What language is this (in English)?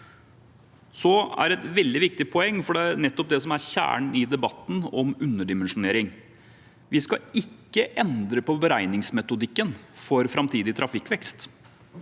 Norwegian